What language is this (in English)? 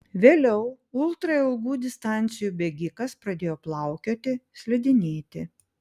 Lithuanian